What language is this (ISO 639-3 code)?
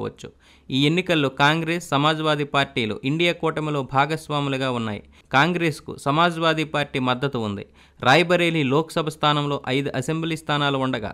tel